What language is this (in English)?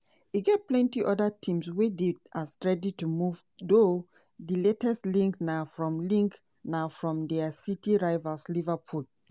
Nigerian Pidgin